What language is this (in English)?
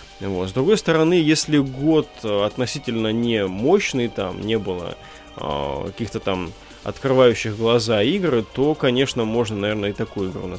Russian